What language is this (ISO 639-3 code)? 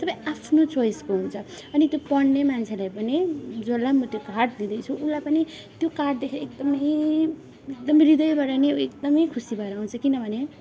nep